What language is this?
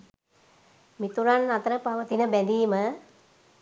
Sinhala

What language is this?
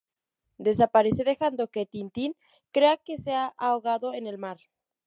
Spanish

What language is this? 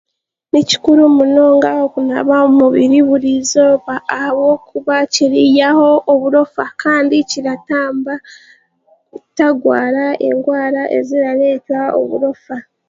Chiga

